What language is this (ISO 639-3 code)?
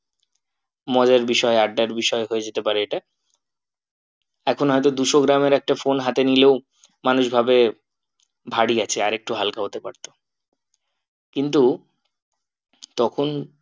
ben